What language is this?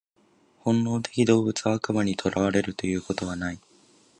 Japanese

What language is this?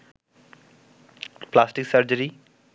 Bangla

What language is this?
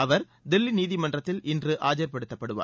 Tamil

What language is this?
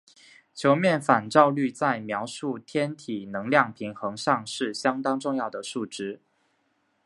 Chinese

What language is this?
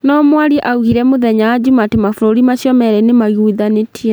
Kikuyu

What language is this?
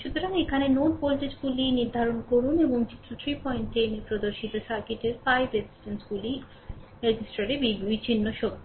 Bangla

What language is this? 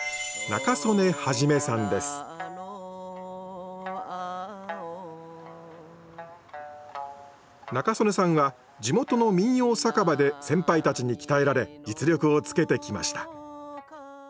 Japanese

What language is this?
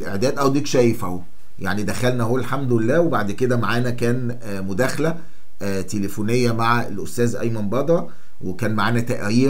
Arabic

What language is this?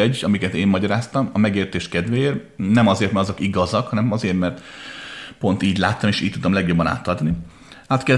Hungarian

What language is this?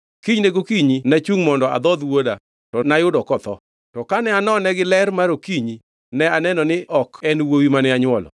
Luo (Kenya and Tanzania)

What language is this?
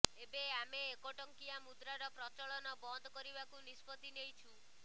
Odia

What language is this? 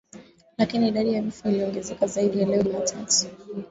Swahili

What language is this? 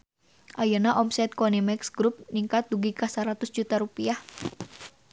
Sundanese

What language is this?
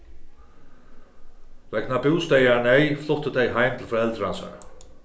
Faroese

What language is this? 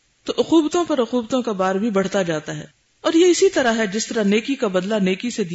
Urdu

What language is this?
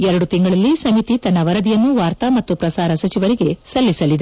Kannada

